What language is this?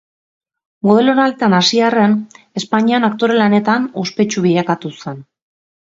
Basque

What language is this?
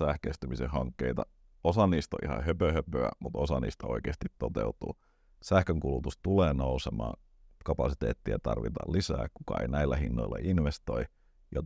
Finnish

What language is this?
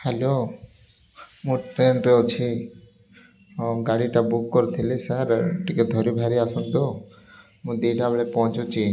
Odia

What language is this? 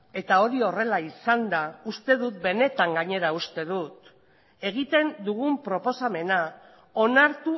Basque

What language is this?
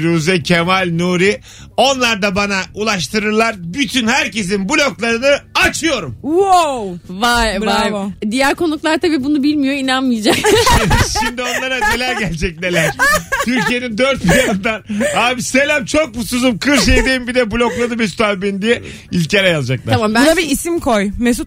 Turkish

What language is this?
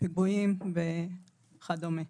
Hebrew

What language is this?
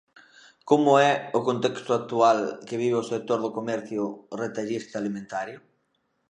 Galician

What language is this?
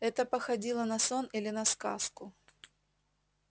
Russian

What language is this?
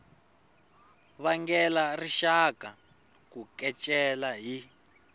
Tsonga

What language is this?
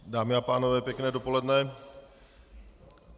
Czech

